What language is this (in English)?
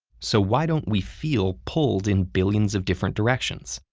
English